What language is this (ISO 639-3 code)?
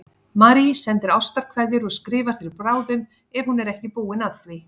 isl